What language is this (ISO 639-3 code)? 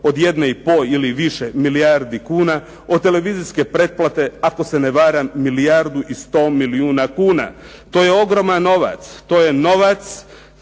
hrv